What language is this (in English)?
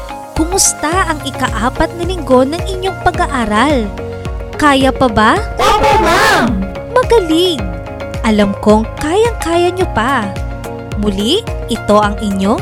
Filipino